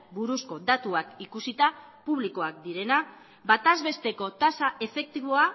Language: Basque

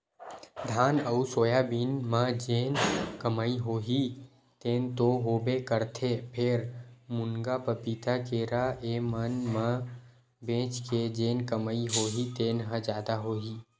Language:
Chhattisgarhi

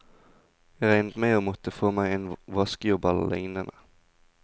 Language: Norwegian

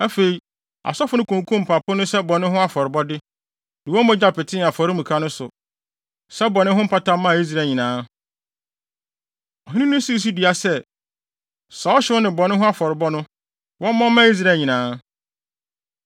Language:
Akan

